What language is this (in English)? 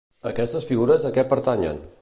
Catalan